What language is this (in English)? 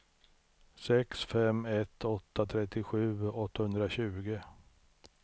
Swedish